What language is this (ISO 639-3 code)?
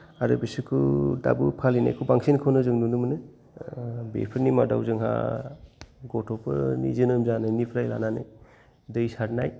brx